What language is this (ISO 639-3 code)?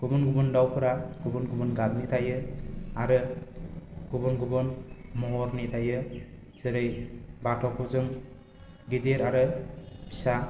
brx